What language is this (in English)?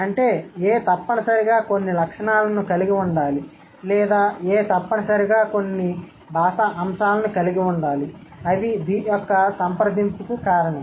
Telugu